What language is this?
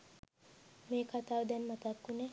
Sinhala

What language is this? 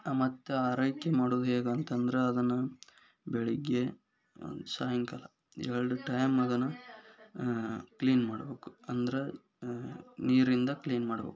Kannada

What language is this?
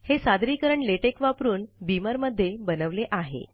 Marathi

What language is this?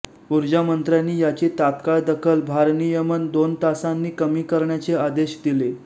Marathi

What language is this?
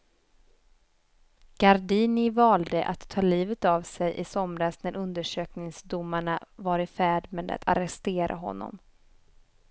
Swedish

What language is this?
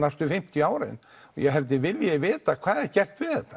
Icelandic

